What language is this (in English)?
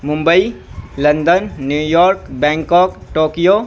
Urdu